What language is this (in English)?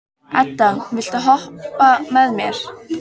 Icelandic